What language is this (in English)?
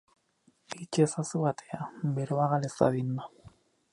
Basque